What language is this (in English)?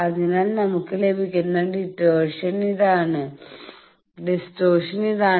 Malayalam